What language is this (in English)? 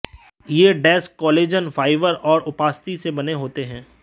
Hindi